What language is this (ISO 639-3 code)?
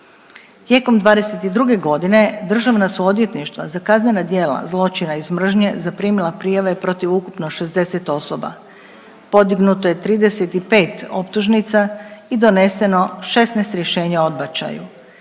hrv